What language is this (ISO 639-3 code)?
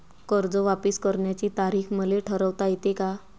mar